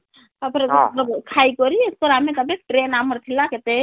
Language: Odia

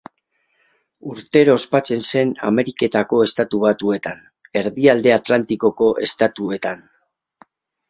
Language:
Basque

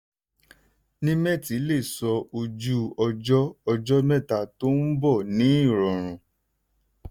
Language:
Yoruba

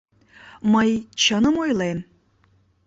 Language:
Mari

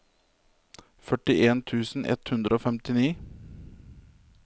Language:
Norwegian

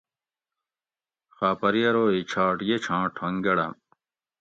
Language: Gawri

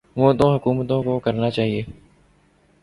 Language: Urdu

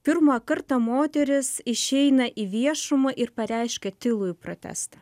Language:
Lithuanian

